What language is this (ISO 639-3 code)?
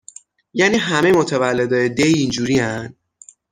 fas